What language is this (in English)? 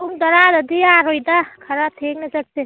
Manipuri